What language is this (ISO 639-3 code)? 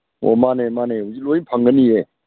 mni